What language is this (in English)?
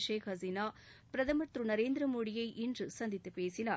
Tamil